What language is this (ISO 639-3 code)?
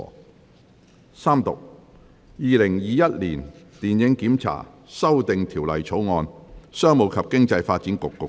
yue